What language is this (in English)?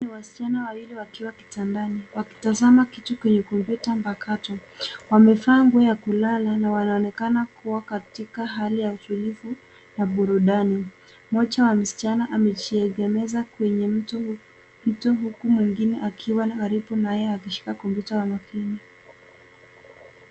Swahili